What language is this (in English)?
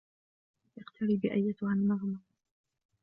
Arabic